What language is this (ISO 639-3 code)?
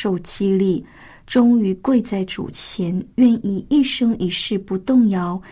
zho